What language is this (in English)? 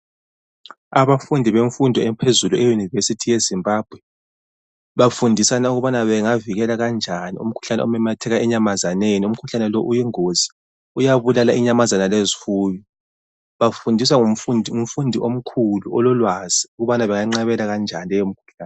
North Ndebele